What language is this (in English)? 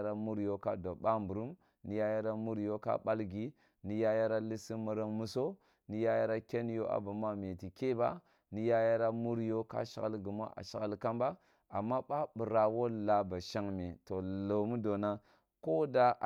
Kulung (Nigeria)